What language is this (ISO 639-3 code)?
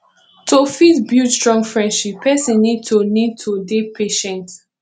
pcm